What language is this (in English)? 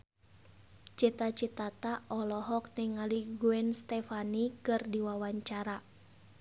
Sundanese